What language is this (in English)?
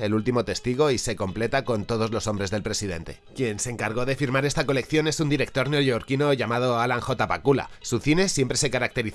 Spanish